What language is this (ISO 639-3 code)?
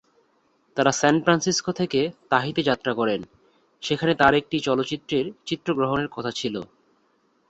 ben